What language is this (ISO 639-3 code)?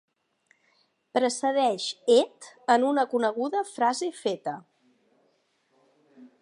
cat